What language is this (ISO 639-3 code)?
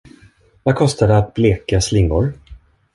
swe